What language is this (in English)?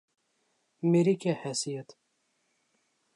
Urdu